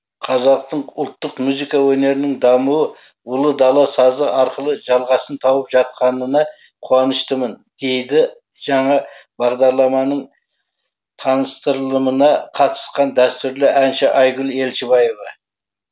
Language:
Kazakh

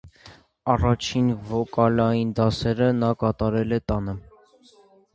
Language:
Armenian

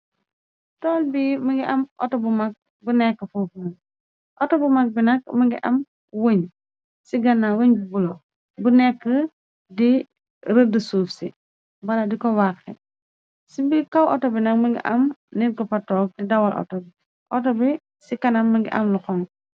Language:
Wolof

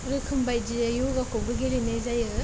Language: Bodo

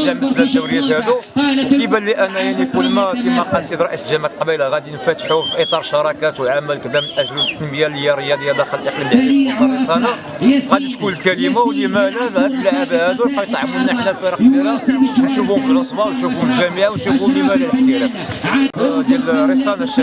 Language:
Arabic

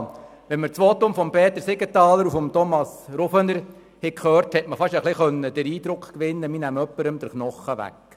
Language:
Swiss German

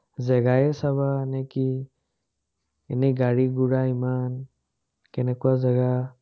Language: Assamese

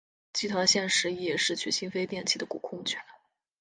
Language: Chinese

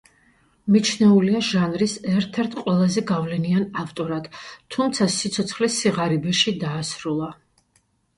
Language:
Georgian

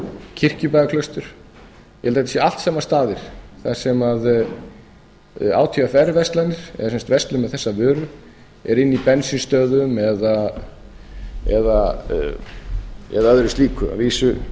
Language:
Icelandic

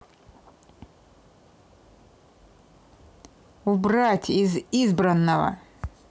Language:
Russian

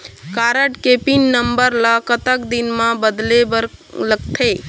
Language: Chhattisgarhi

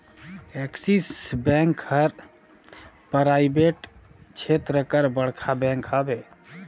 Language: Chhattisgarhi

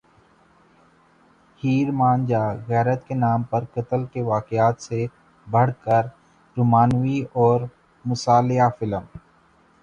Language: Urdu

